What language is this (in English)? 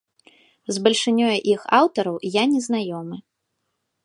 Belarusian